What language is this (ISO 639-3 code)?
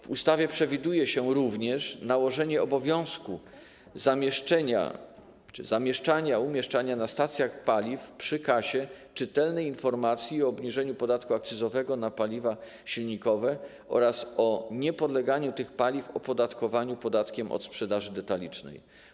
pol